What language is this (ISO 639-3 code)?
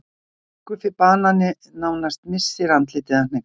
isl